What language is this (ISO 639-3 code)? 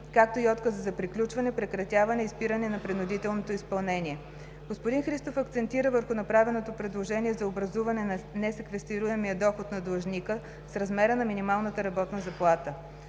bul